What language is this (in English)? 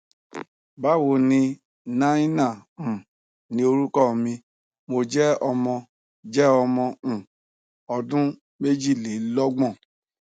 Yoruba